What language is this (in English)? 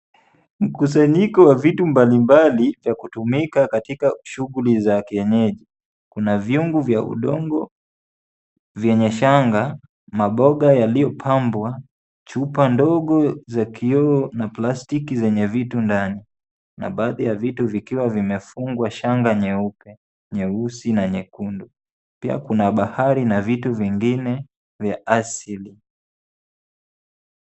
Swahili